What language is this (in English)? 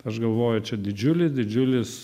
Lithuanian